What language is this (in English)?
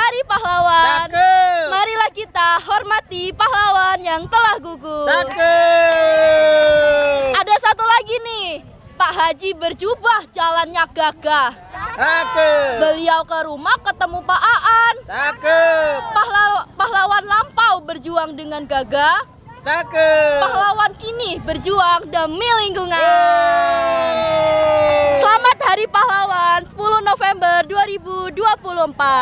Indonesian